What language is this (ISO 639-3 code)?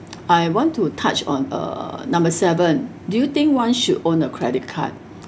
eng